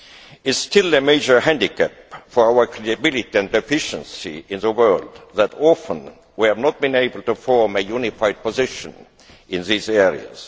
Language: English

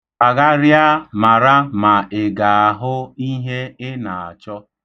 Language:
Igbo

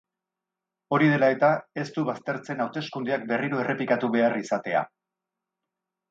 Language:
Basque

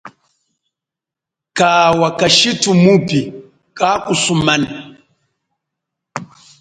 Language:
Chokwe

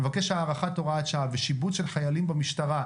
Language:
Hebrew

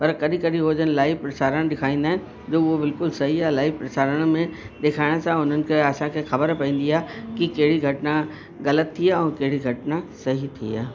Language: Sindhi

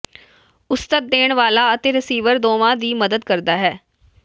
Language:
Punjabi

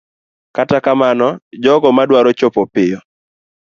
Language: Luo (Kenya and Tanzania)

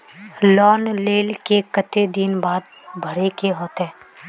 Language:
Magahi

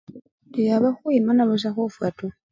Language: Luyia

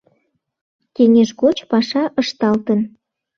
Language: Mari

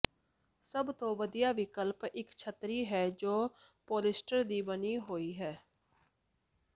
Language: Punjabi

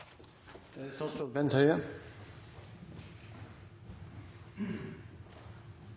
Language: Norwegian Nynorsk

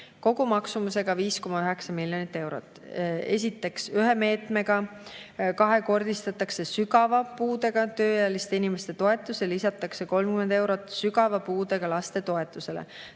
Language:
Estonian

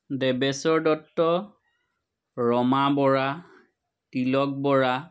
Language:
Assamese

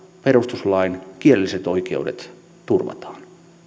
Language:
Finnish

